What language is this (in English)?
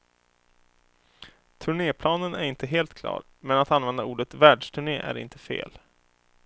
Swedish